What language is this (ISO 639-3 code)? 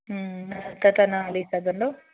snd